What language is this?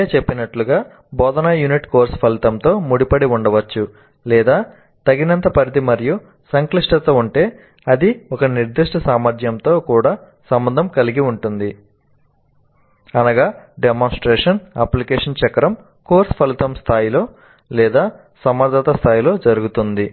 Telugu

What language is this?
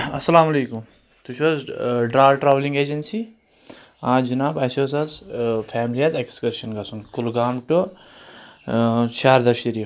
Kashmiri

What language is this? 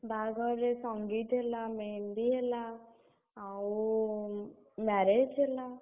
Odia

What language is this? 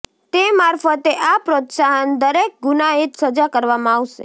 Gujarati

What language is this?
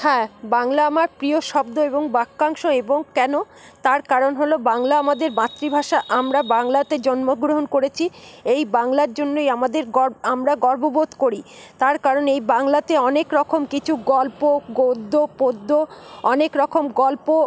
Bangla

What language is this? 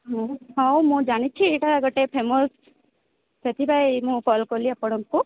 Odia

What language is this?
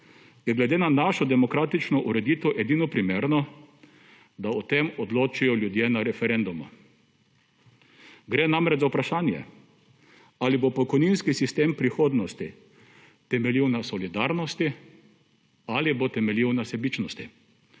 Slovenian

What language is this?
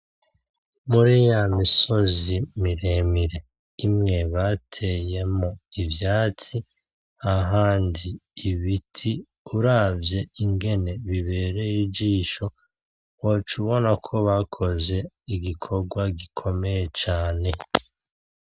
Rundi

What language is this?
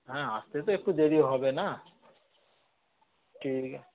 Bangla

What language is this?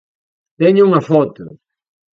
Galician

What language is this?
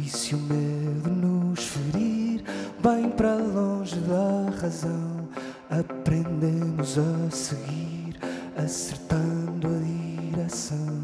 Portuguese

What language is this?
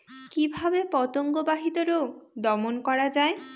Bangla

